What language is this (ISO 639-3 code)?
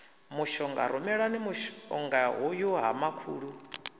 ven